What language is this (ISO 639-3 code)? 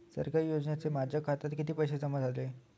mar